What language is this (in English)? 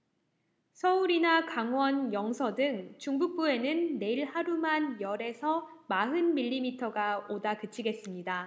Korean